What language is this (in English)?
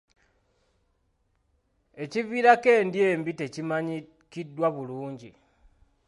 Ganda